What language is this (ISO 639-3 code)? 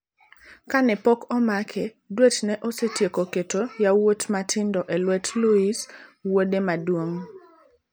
luo